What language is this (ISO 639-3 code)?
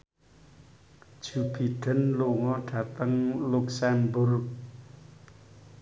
jav